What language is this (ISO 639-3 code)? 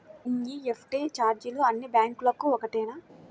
tel